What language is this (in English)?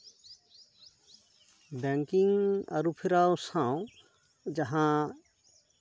Santali